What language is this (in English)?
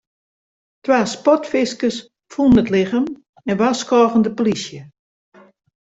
Western Frisian